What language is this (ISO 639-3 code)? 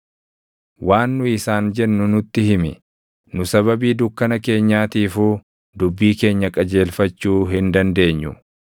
orm